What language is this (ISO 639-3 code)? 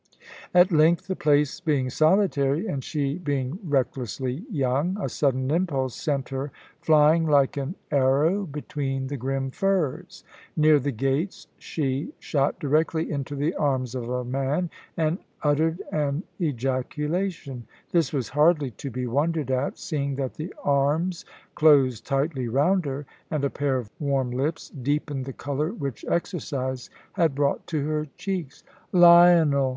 eng